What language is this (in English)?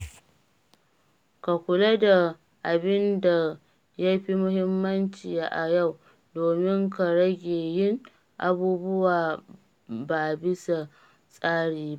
Hausa